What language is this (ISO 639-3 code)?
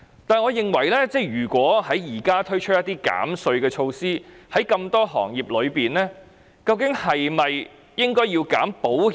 yue